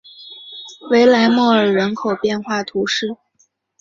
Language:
Chinese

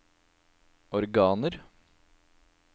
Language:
Norwegian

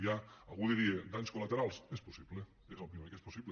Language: Catalan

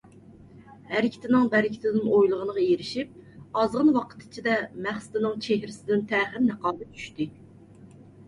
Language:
Uyghur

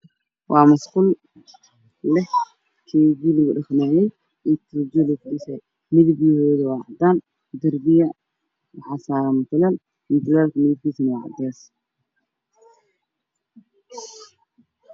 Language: Somali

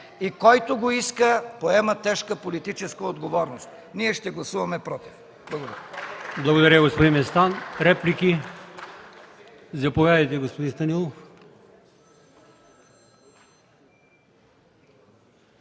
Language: Bulgarian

